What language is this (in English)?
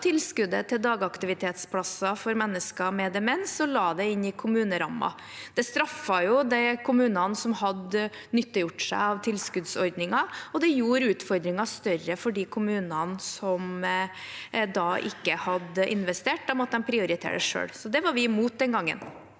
Norwegian